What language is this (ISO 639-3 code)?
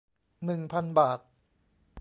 tha